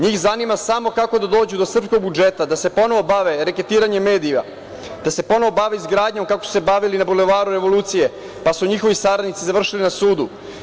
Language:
Serbian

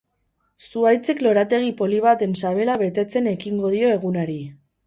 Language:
Basque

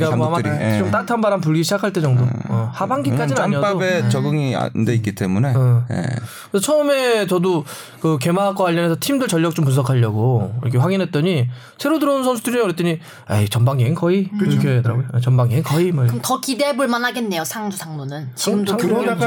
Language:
Korean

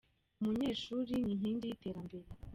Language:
Kinyarwanda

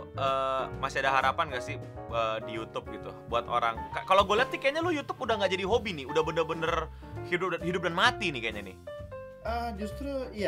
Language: Indonesian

